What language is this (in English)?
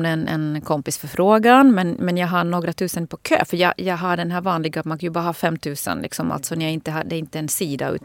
Swedish